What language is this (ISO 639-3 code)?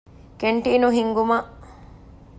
div